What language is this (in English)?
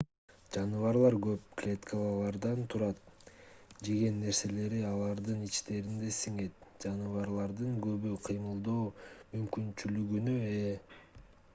Kyrgyz